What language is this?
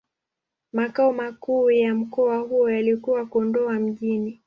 Swahili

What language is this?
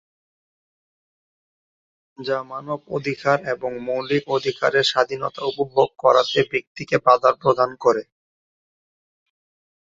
Bangla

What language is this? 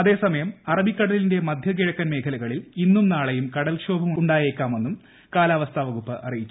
Malayalam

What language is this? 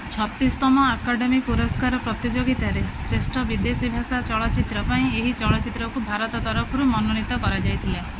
Odia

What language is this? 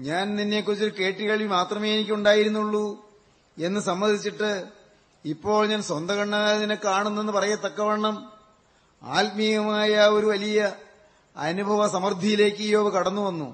Malayalam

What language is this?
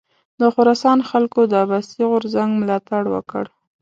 Pashto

